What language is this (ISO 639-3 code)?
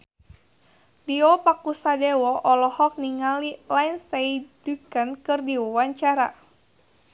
sun